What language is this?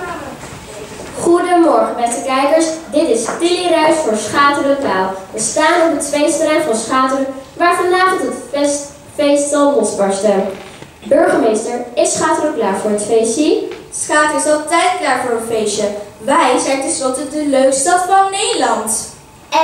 Dutch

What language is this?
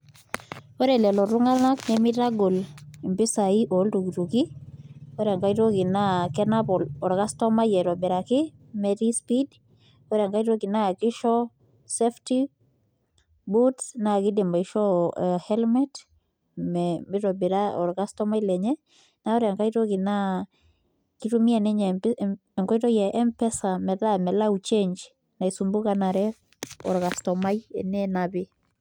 Masai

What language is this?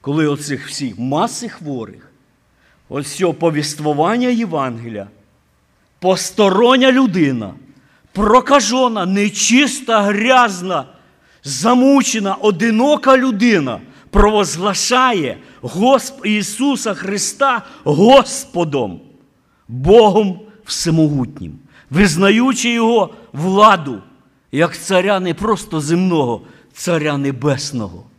Ukrainian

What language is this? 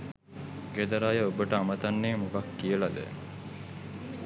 Sinhala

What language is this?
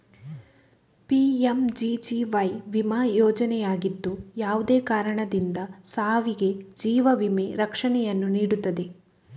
Kannada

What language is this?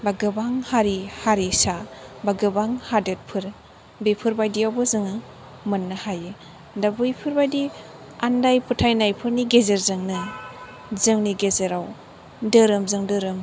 Bodo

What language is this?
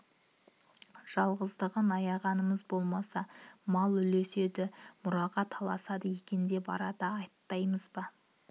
Kazakh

